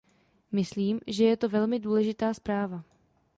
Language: Czech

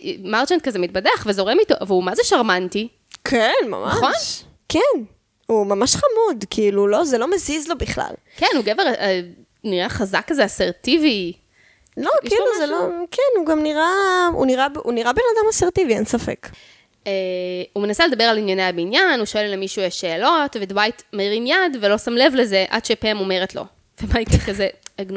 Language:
Hebrew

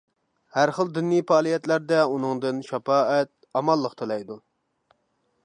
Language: Uyghur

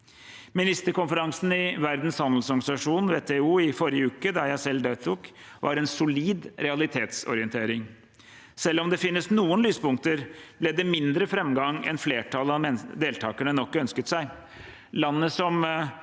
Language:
Norwegian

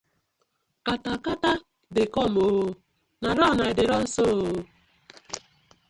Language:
Nigerian Pidgin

